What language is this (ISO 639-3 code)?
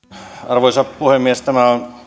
fin